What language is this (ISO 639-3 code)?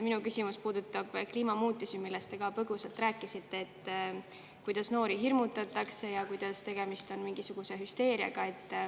est